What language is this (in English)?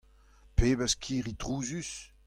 Breton